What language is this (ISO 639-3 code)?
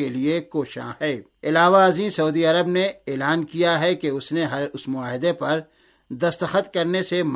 urd